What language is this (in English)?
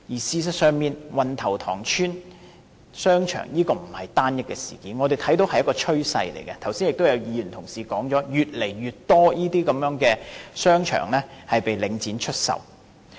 Cantonese